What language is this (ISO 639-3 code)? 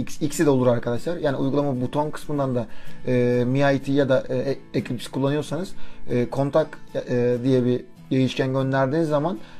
tur